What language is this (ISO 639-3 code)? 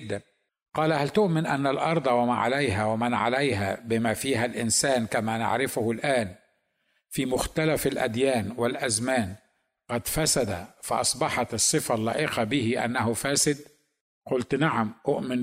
ara